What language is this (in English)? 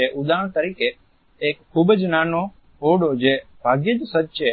Gujarati